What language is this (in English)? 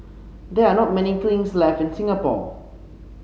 English